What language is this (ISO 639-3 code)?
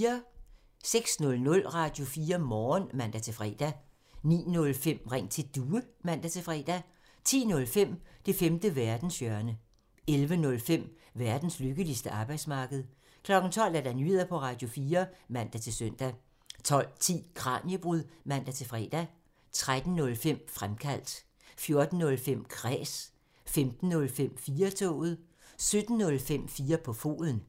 dan